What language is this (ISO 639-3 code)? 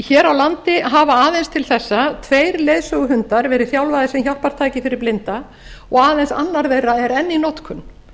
isl